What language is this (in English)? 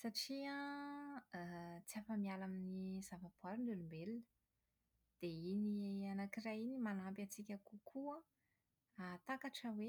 Malagasy